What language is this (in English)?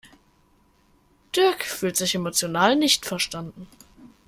German